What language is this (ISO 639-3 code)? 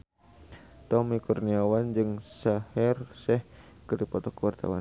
sun